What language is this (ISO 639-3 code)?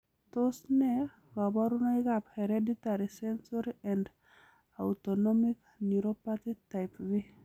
kln